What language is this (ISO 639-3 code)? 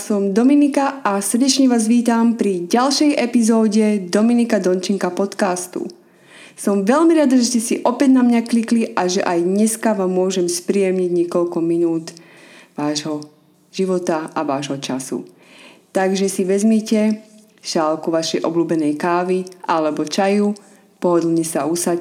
slk